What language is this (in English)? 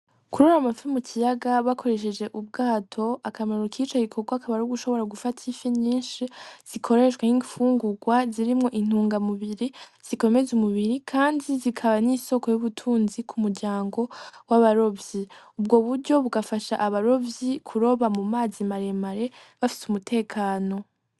Rundi